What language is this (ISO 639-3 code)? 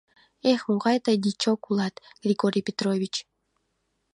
chm